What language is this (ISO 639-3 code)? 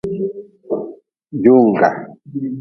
nmz